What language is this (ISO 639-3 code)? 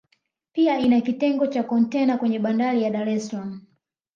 swa